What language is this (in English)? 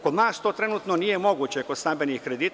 Serbian